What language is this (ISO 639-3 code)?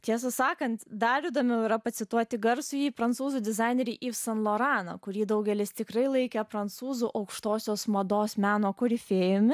lit